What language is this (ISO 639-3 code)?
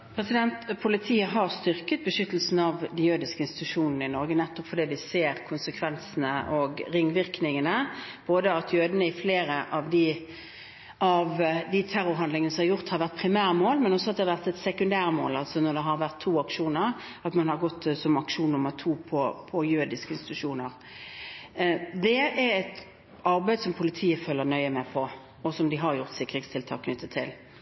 nob